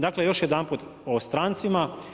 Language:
Croatian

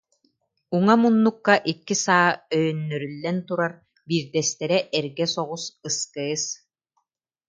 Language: Yakut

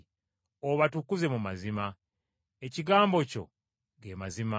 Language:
Ganda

